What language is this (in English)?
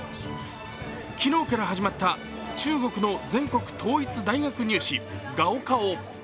Japanese